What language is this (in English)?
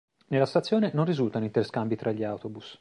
Italian